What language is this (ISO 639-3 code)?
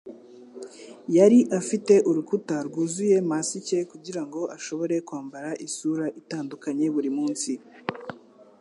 kin